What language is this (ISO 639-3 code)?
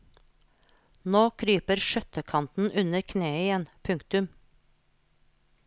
nor